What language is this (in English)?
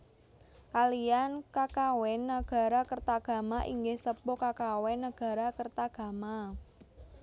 Javanese